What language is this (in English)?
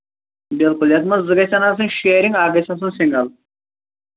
Kashmiri